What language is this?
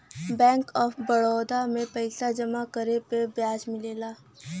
Bhojpuri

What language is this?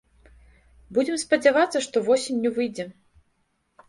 Belarusian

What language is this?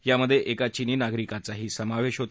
Marathi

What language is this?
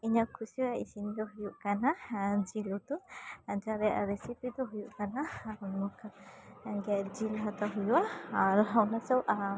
Santali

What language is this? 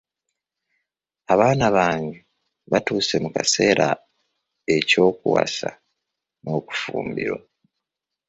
Ganda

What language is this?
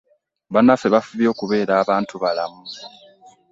Ganda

